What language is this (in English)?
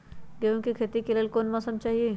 Magahi